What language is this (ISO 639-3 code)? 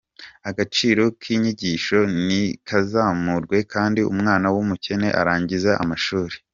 kin